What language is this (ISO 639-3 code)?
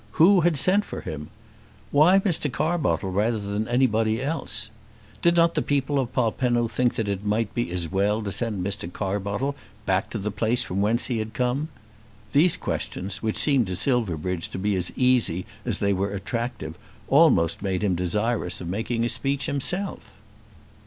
eng